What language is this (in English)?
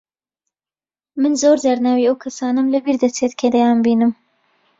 Central Kurdish